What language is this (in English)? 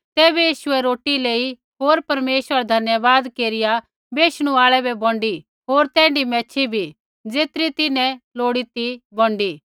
Kullu Pahari